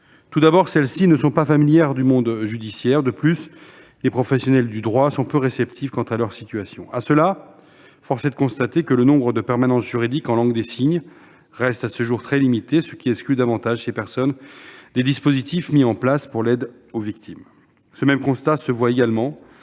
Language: French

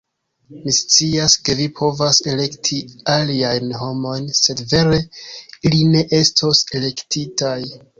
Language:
Esperanto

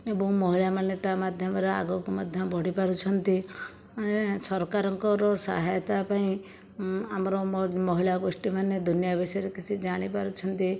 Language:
Odia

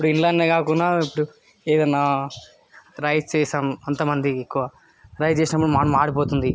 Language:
Telugu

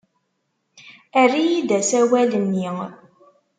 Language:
Kabyle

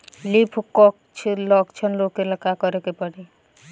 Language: Bhojpuri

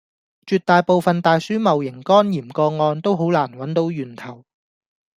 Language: Cantonese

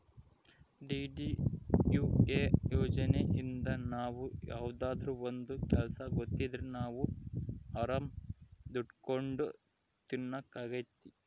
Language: Kannada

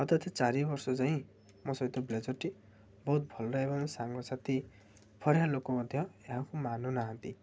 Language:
Odia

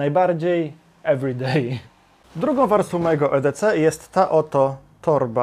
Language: Polish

